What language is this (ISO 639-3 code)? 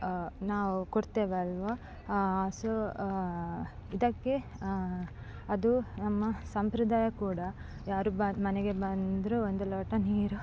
kan